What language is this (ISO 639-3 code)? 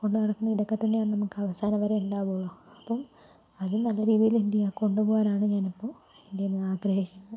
mal